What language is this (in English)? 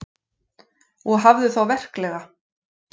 Icelandic